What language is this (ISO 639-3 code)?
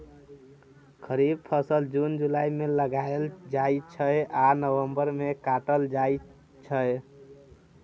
mai